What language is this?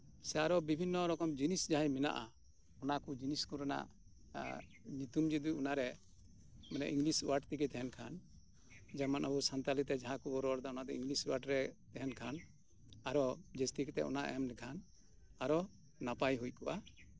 Santali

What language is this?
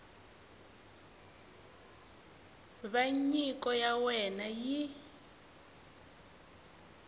Tsonga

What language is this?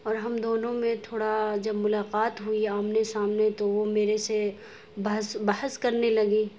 Urdu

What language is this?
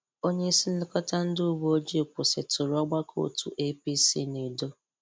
Igbo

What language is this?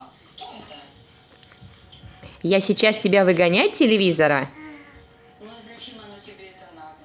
Russian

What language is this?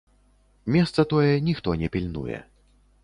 Belarusian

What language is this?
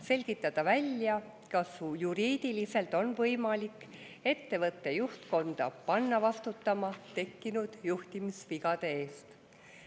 Estonian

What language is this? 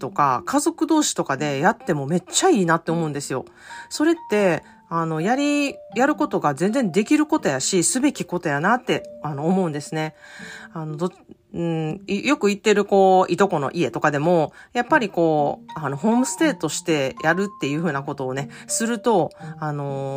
Japanese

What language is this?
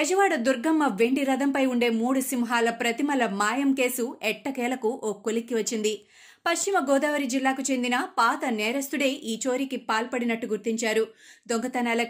Telugu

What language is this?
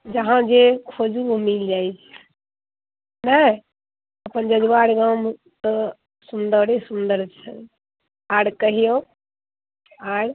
Maithili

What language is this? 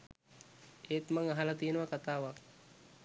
Sinhala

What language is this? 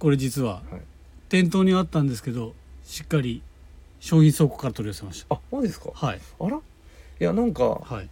Japanese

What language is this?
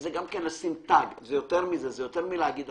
Hebrew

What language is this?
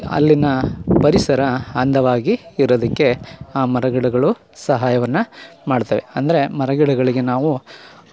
Kannada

